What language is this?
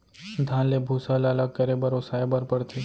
Chhattisgarhi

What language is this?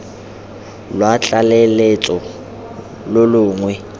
Tswana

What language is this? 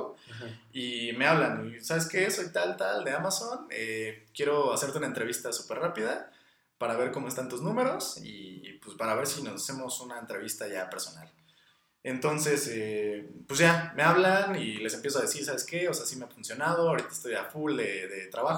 Spanish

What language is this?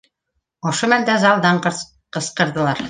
Bashkir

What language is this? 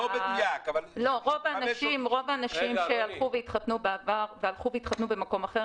Hebrew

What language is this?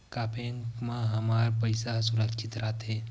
Chhattisgarhi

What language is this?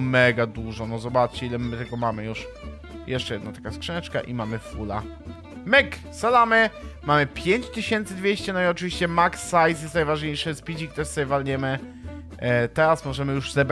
Polish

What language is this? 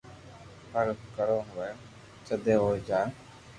Loarki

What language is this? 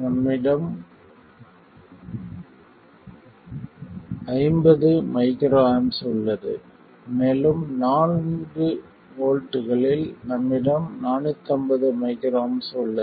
Tamil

